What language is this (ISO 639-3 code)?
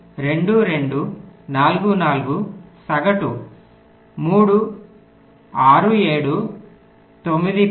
tel